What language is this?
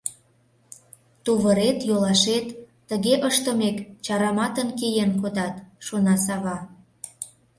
Mari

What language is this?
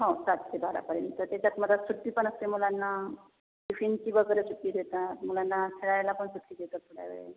Marathi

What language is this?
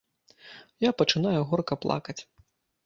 Belarusian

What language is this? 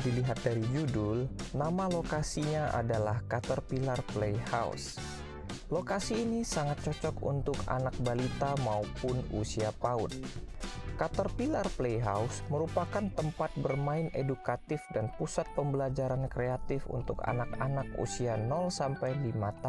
Indonesian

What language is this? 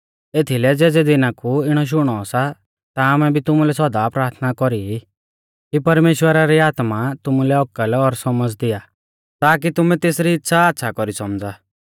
Mahasu Pahari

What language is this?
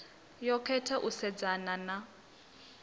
Venda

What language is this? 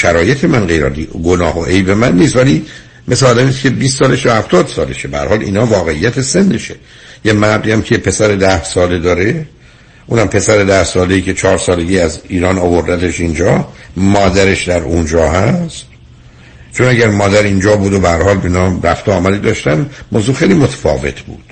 Persian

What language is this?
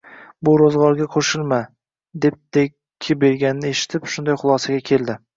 Uzbek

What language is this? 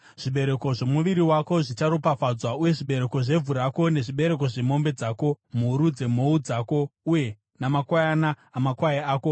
Shona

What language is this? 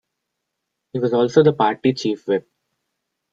English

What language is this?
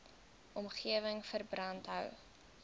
Afrikaans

